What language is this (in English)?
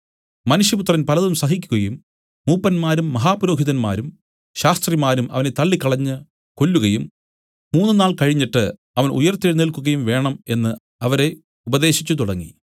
Malayalam